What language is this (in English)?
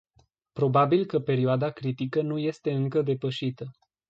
Romanian